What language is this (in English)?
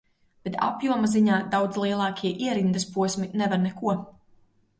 Latvian